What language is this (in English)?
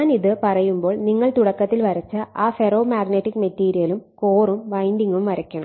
Malayalam